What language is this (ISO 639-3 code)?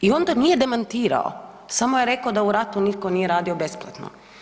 hrv